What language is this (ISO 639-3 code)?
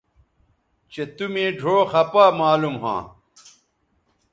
btv